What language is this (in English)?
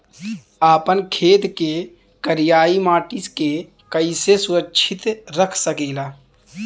Bhojpuri